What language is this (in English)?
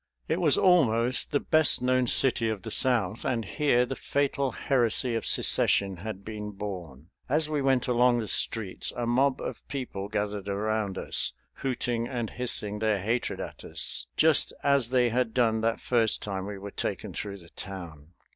English